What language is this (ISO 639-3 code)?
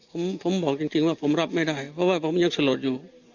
tha